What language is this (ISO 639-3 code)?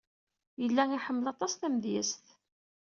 kab